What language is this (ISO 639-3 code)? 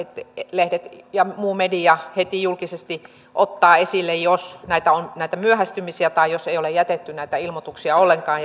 fin